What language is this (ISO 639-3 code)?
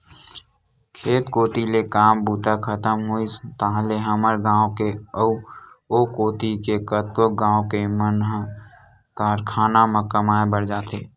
hne